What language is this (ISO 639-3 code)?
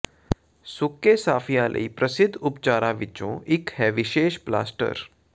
pan